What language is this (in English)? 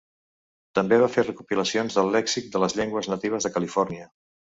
Catalan